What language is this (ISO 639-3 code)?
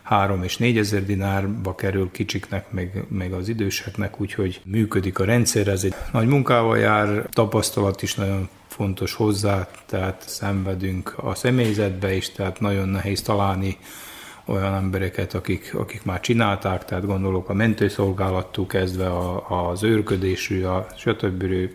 hun